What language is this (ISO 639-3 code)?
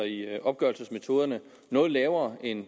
dan